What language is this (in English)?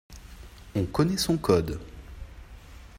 French